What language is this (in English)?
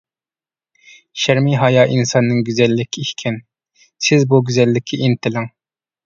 Uyghur